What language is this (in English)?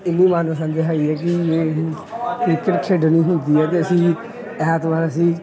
Punjabi